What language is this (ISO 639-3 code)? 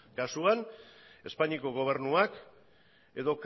eus